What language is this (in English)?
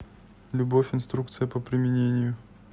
Russian